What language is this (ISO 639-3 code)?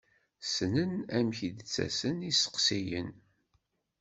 kab